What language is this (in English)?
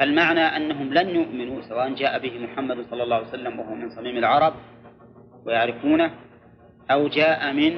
Arabic